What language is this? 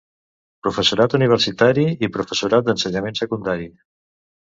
Catalan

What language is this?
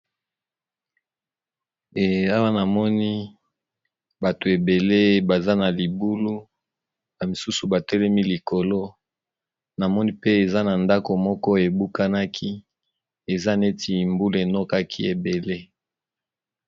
Lingala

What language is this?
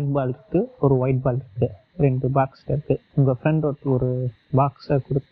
Tamil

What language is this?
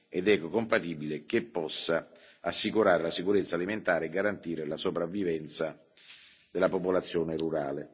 Italian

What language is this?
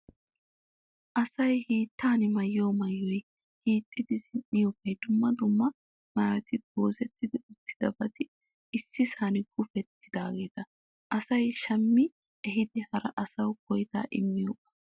Wolaytta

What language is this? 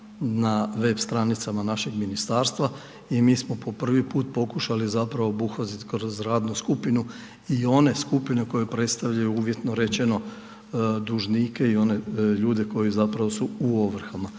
Croatian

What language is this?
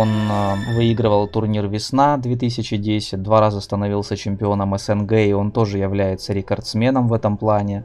Russian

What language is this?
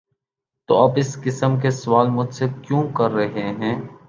Urdu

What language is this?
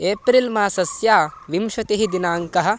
Sanskrit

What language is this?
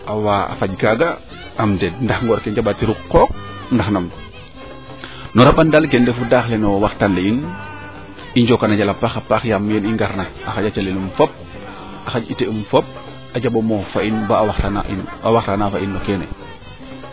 Serer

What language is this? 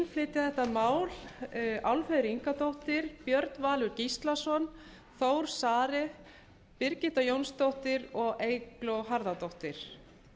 Icelandic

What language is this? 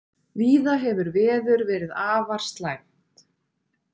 Icelandic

